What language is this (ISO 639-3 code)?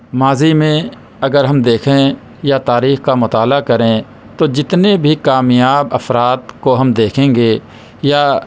urd